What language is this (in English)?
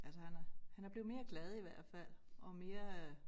Danish